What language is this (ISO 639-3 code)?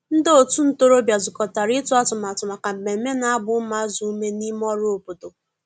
ibo